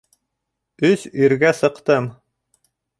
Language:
Bashkir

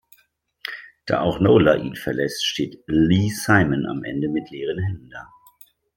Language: German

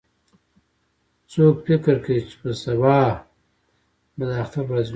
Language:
Pashto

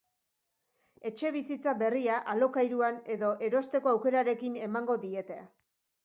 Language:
Basque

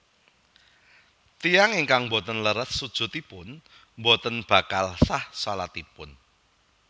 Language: Javanese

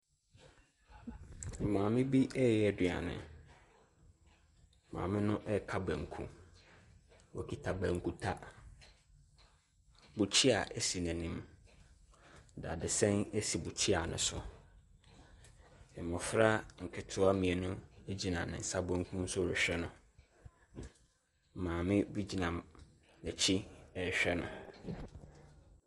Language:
Akan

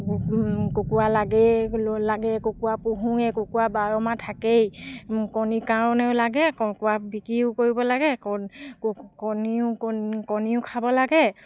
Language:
Assamese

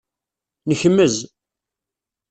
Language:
Kabyle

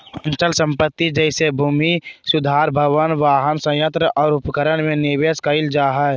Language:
Magahi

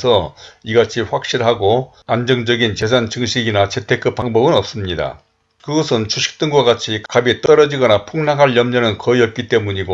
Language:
Korean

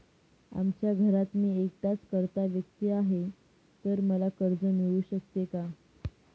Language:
Marathi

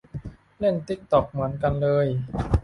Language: Thai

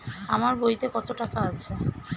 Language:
Bangla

